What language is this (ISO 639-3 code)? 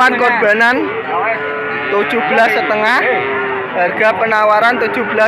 ind